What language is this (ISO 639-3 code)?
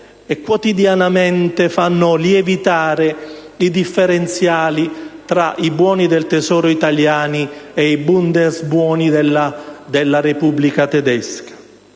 ita